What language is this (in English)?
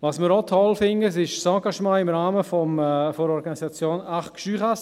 Swiss German